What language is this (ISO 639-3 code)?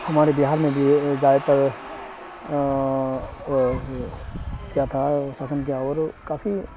urd